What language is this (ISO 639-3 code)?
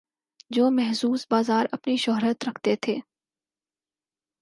urd